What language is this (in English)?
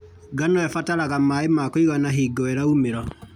Kikuyu